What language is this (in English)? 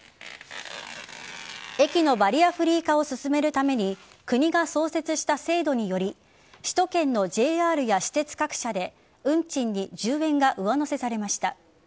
Japanese